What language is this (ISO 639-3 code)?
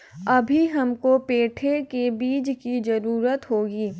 hin